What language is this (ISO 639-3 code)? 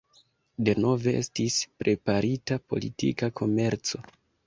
epo